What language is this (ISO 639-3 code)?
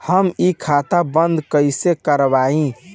bho